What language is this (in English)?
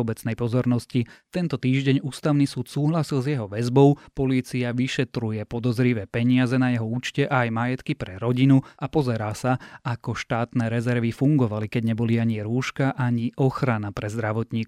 Slovak